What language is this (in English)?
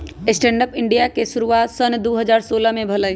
Magahi